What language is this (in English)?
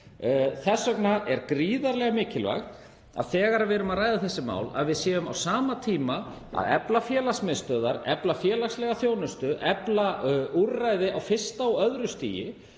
Icelandic